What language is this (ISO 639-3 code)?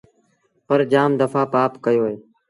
sbn